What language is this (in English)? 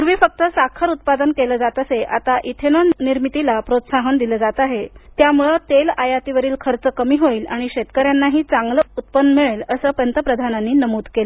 Marathi